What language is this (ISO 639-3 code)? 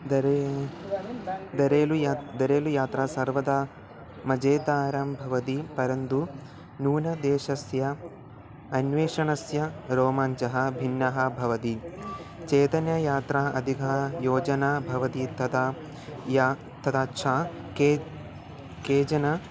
san